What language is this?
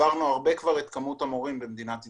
Hebrew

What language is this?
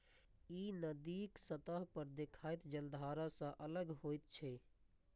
Maithili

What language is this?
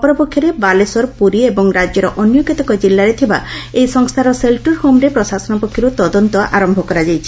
Odia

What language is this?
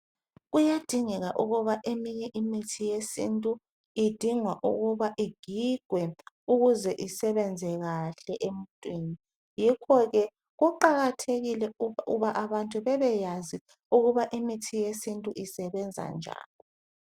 North Ndebele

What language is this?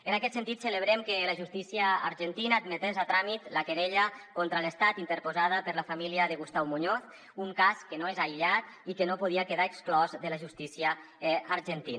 Catalan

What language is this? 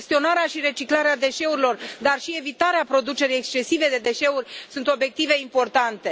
Romanian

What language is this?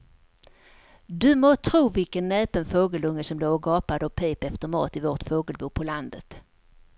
Swedish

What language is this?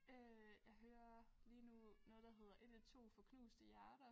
Danish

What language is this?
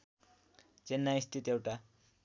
Nepali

